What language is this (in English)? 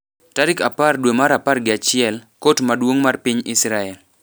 Luo (Kenya and Tanzania)